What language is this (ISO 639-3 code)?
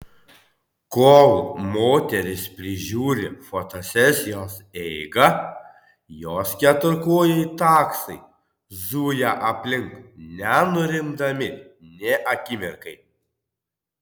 lit